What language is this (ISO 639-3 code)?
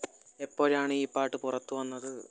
mal